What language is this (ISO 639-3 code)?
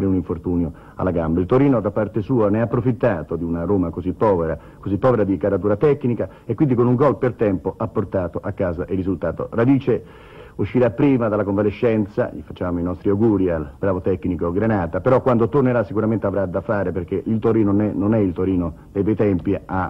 ita